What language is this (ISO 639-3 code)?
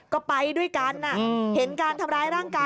tha